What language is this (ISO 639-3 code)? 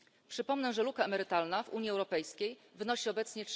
pol